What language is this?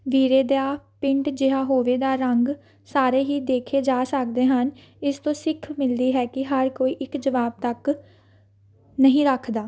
Punjabi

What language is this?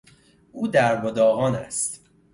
Persian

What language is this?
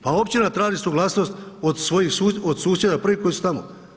Croatian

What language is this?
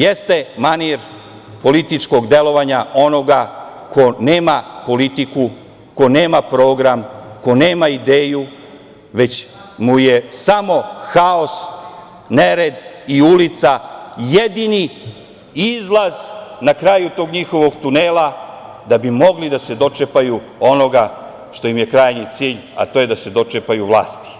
Serbian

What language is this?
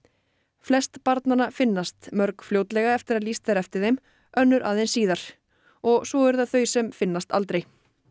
Icelandic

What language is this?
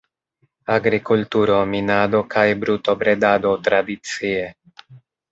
Esperanto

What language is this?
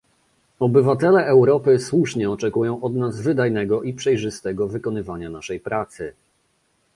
Polish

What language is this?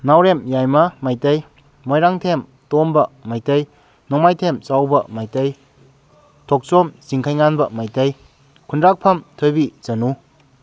Manipuri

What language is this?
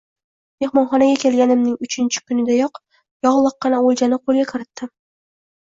Uzbek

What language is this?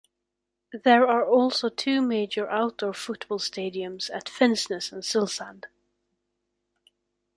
English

